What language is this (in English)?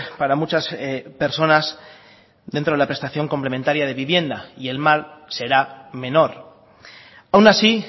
Spanish